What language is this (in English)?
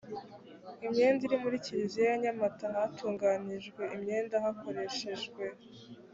Kinyarwanda